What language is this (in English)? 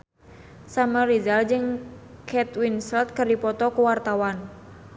Sundanese